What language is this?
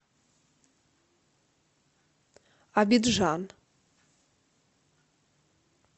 Russian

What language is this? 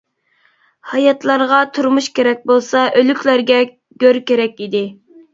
Uyghur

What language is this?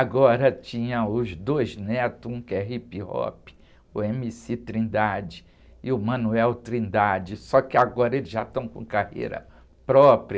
Portuguese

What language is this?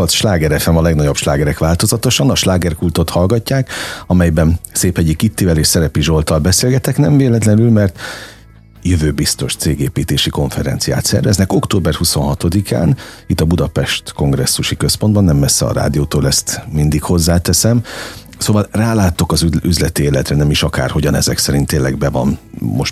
Hungarian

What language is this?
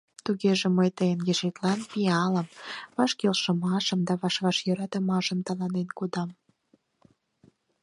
Mari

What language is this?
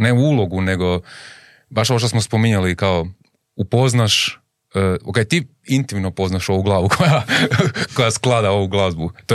Croatian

